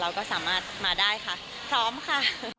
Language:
Thai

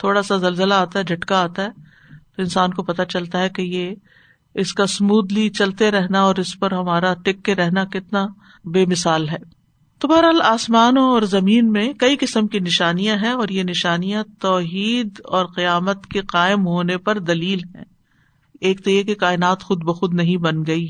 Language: Urdu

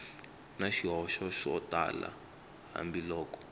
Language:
Tsonga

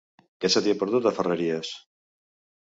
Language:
Catalan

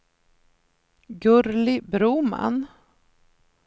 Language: Swedish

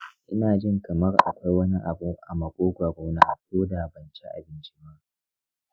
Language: Hausa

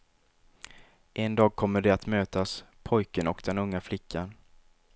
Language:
Swedish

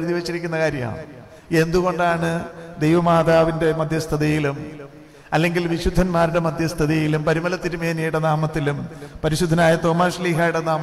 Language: Malayalam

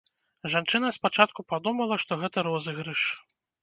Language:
Belarusian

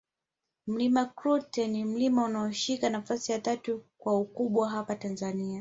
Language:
Swahili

